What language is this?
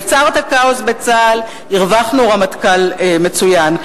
Hebrew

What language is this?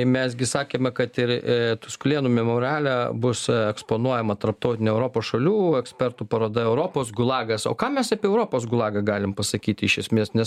Lithuanian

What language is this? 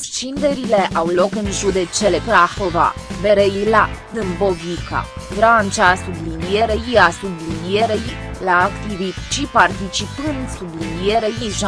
Romanian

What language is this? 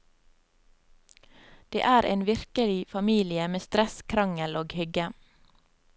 Norwegian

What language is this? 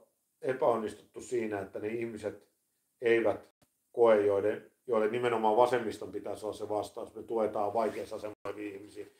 Finnish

